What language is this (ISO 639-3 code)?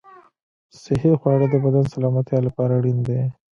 pus